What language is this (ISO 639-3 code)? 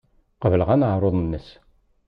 kab